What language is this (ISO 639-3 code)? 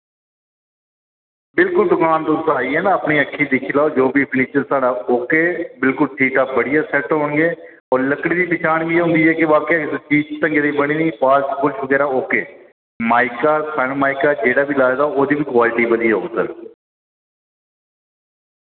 doi